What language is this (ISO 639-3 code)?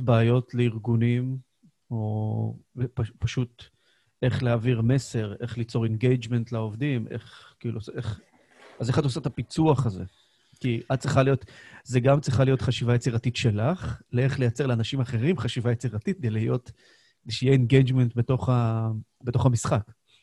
heb